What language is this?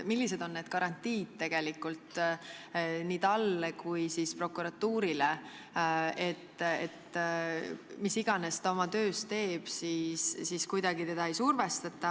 Estonian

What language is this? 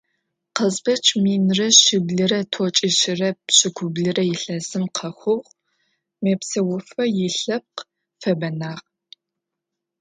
Adyghe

